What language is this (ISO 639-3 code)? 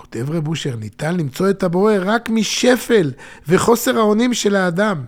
heb